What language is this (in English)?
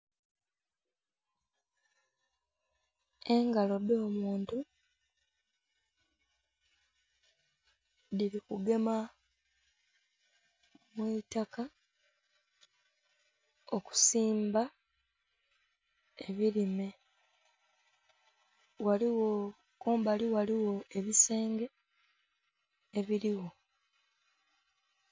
Soga